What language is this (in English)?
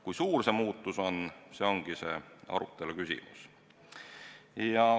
Estonian